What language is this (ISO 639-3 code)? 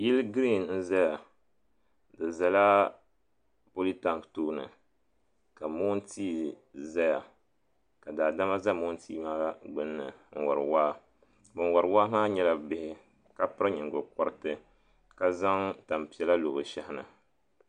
dag